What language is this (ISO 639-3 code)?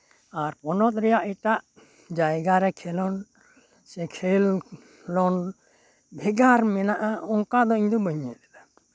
sat